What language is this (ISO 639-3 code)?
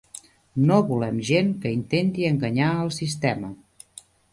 cat